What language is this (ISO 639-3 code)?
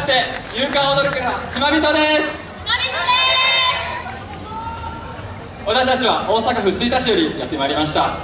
jpn